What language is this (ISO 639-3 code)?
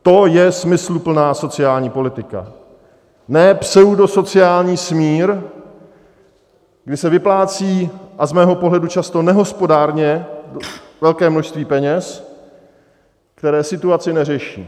ces